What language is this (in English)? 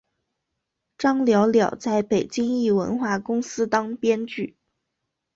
Chinese